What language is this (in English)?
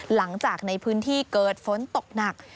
Thai